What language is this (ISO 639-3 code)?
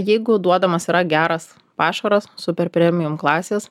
lit